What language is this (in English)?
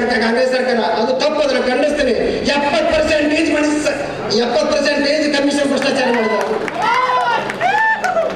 Kannada